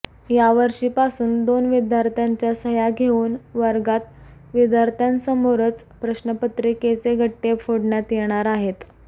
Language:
Marathi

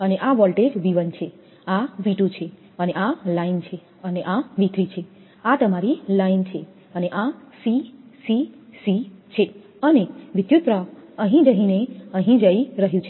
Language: Gujarati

